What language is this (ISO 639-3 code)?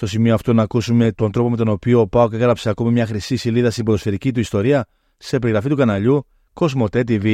ell